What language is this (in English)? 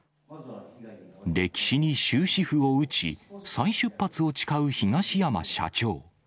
Japanese